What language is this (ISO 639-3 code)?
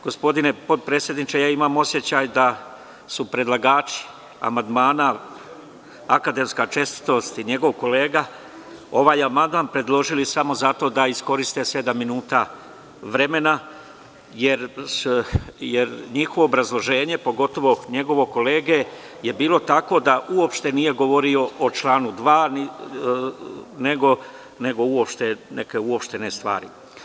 srp